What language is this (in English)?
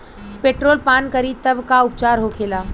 Bhojpuri